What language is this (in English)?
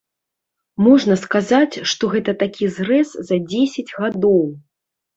Belarusian